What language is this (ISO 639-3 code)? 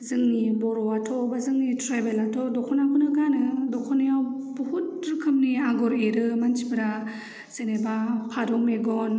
brx